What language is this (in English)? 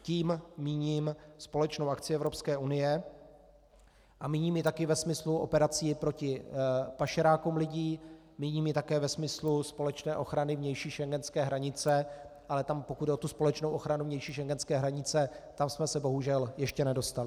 Czech